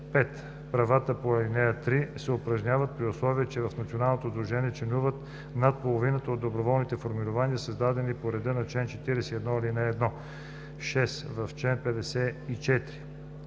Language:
Bulgarian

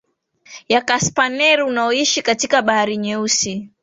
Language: Swahili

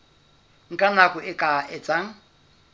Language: Southern Sotho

